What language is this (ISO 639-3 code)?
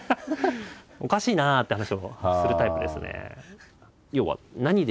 jpn